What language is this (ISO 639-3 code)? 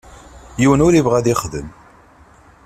kab